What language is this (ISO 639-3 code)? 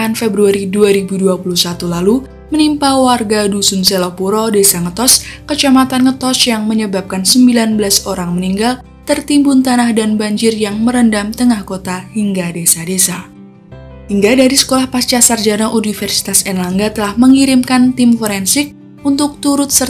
ind